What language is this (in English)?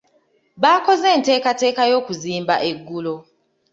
Ganda